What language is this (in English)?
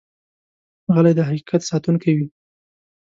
Pashto